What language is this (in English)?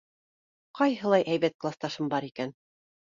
Bashkir